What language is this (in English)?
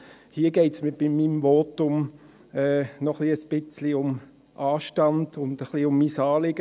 Swiss German